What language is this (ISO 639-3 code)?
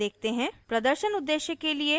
hin